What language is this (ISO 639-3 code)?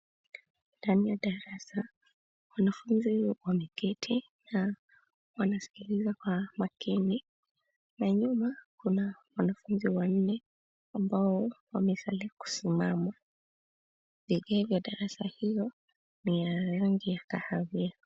swa